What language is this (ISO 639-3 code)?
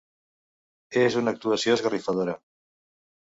cat